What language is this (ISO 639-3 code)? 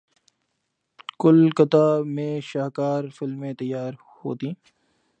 urd